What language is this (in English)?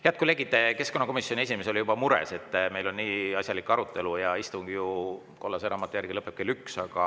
Estonian